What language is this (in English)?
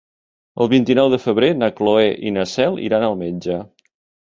Catalan